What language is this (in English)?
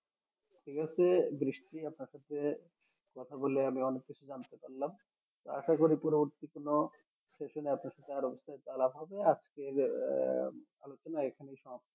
Bangla